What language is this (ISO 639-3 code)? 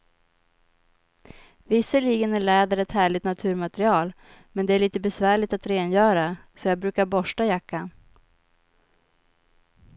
swe